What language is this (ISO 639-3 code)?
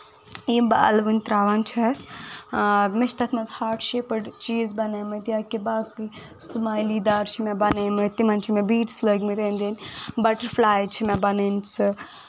kas